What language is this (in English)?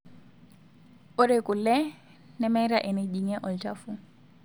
Masai